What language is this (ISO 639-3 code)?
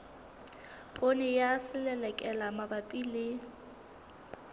sot